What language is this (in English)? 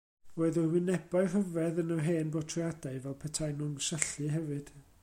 Welsh